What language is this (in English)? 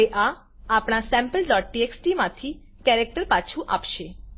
Gujarati